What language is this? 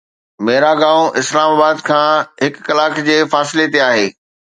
Sindhi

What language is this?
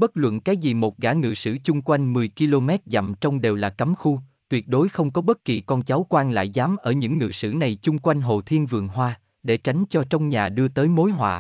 Vietnamese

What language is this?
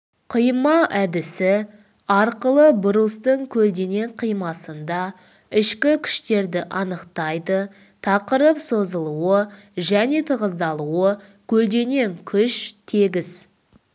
Kazakh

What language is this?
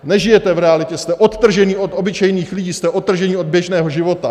Czech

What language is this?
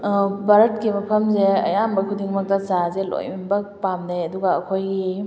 Manipuri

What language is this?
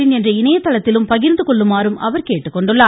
Tamil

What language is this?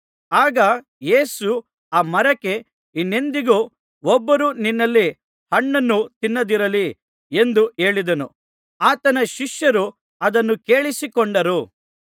Kannada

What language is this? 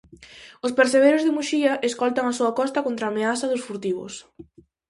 Galician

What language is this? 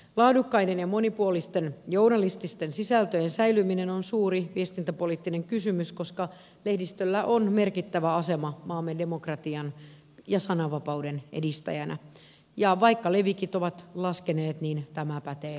Finnish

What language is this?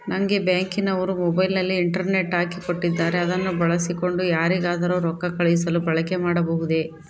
Kannada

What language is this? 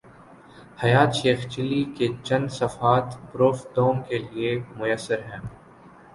Urdu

